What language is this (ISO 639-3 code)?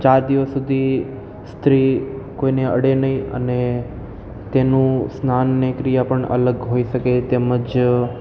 guj